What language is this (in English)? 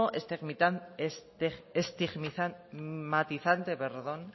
Spanish